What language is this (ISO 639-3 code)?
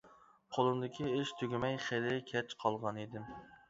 uig